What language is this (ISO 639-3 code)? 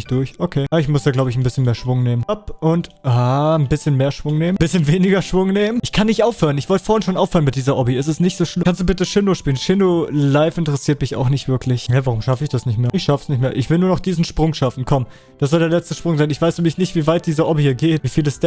deu